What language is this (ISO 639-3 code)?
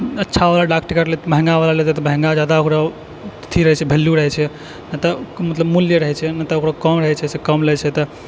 mai